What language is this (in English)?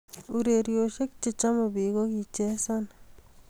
Kalenjin